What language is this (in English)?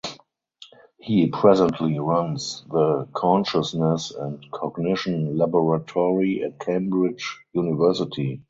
English